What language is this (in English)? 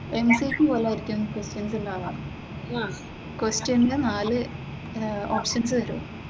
Malayalam